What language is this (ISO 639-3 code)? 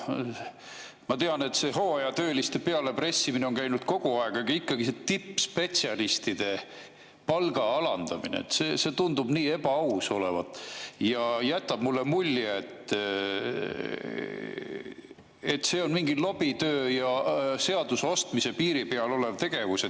est